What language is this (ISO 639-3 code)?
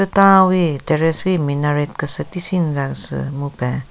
nre